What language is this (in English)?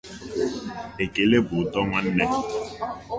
Igbo